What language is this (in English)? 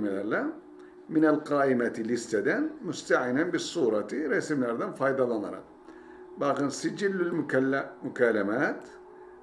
Turkish